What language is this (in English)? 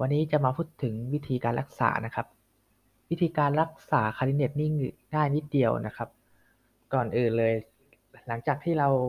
Thai